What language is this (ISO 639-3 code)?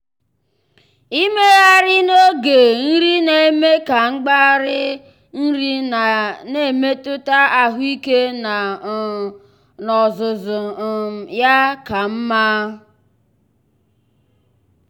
ibo